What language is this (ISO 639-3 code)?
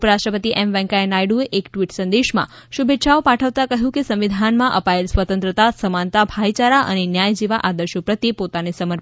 guj